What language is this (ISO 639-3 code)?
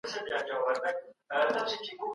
pus